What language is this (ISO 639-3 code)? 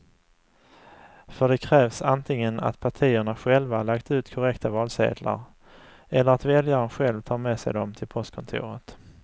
swe